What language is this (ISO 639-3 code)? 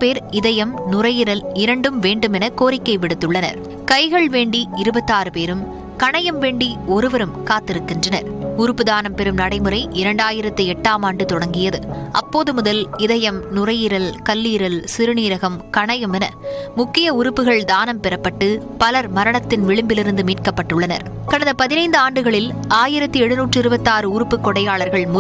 tha